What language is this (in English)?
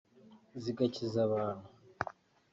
Kinyarwanda